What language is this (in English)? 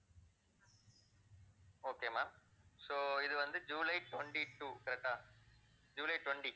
Tamil